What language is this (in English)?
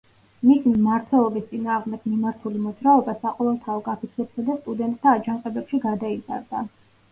Georgian